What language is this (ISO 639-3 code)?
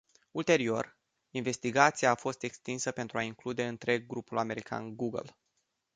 ron